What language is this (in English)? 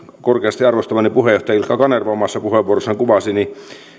Finnish